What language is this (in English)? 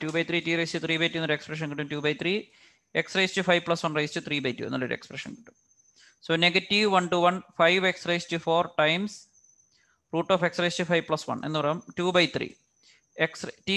Malayalam